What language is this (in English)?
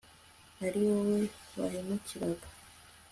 Kinyarwanda